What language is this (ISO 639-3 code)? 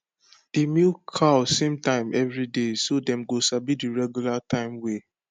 pcm